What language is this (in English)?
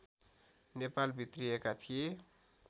Nepali